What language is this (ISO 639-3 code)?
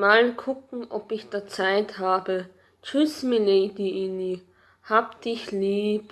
deu